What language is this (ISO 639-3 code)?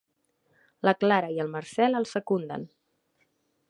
cat